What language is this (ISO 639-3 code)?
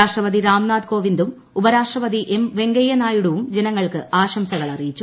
mal